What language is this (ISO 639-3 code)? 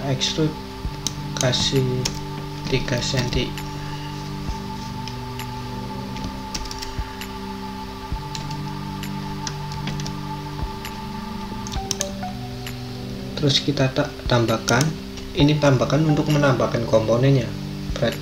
ind